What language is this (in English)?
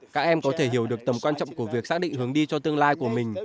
Vietnamese